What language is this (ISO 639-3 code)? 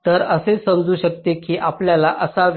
mar